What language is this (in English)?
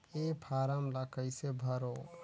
Chhattisgarhi